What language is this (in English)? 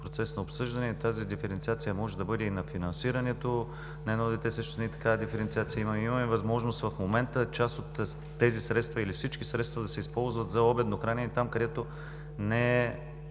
Bulgarian